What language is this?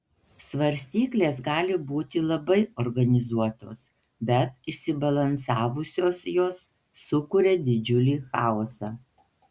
Lithuanian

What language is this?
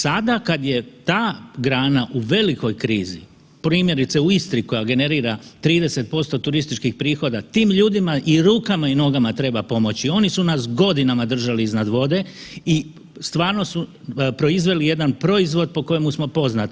Croatian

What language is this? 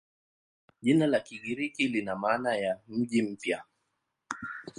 Swahili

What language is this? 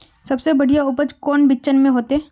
Magahi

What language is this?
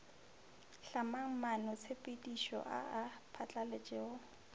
Northern Sotho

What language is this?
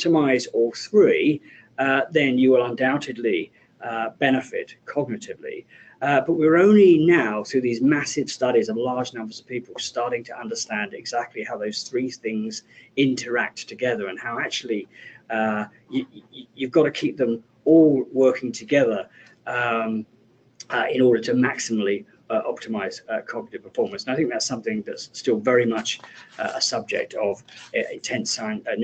English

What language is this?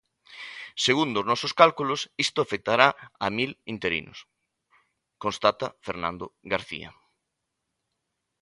Galician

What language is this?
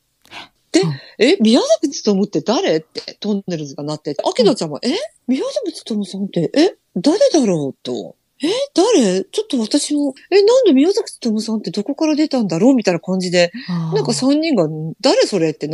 Japanese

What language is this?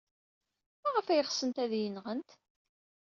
Kabyle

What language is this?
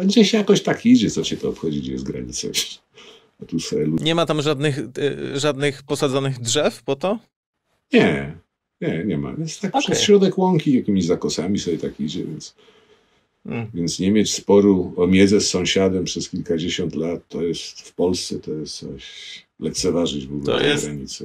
Polish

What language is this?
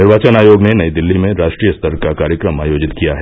Hindi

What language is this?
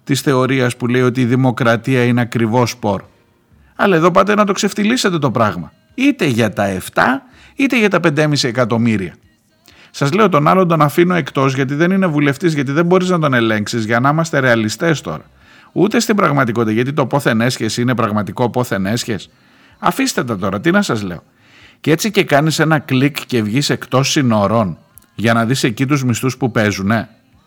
Greek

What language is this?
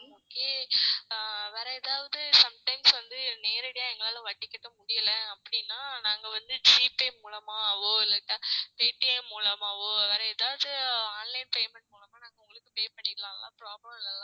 Tamil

